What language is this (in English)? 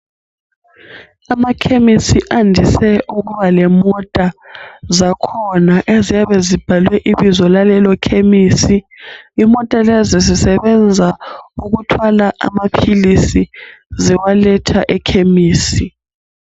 North Ndebele